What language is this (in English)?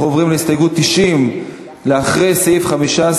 Hebrew